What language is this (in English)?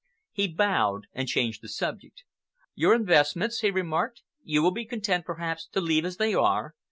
English